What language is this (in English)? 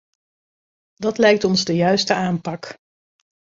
Dutch